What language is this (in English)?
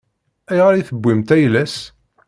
Kabyle